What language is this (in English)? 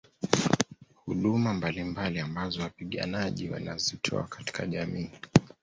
Swahili